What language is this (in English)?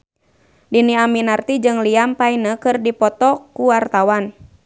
Sundanese